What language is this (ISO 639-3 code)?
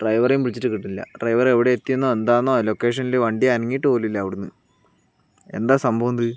mal